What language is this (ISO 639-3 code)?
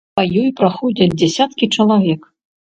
bel